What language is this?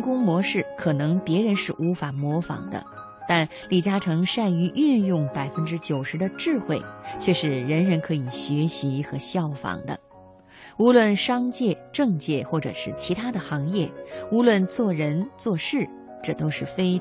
Chinese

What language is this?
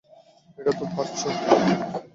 Bangla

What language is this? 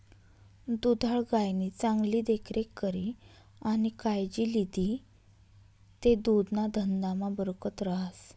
Marathi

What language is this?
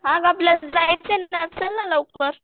Marathi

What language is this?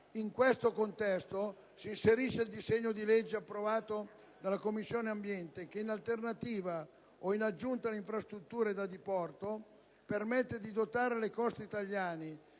Italian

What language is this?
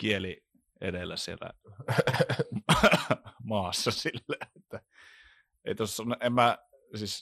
Finnish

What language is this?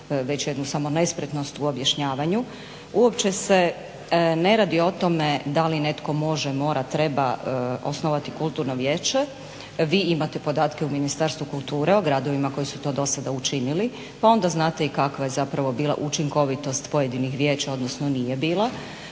Croatian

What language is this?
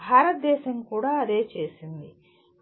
Telugu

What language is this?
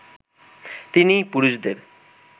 Bangla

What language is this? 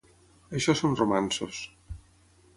Catalan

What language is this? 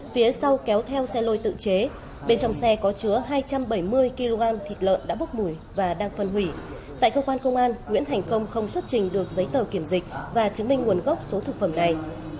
Vietnamese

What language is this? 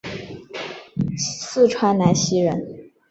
Chinese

